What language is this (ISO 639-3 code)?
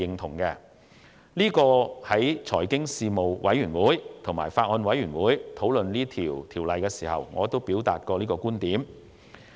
yue